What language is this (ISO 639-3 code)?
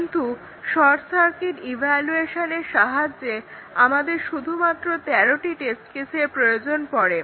ben